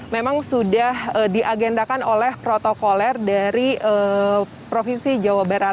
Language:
Indonesian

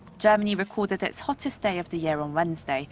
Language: English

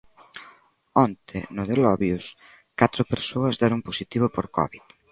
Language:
Galician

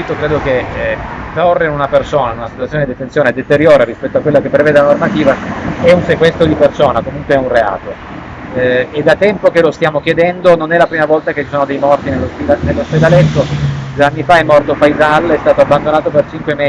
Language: Italian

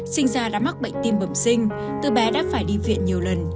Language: Vietnamese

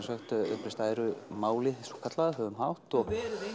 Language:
Icelandic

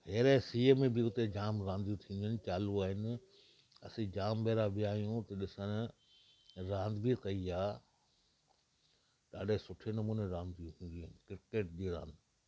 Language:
Sindhi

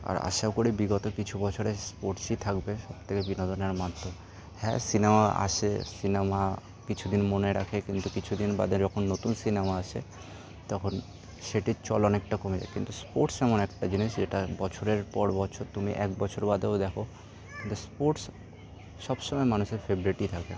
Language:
Bangla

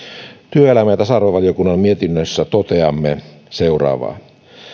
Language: Finnish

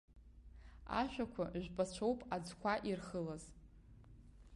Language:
Abkhazian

